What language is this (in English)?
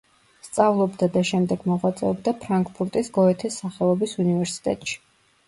Georgian